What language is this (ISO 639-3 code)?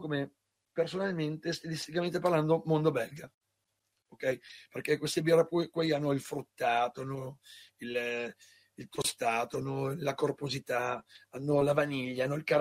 ita